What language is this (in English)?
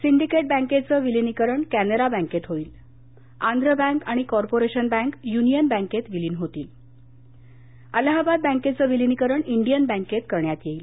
Marathi